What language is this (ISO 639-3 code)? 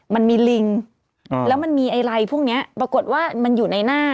tha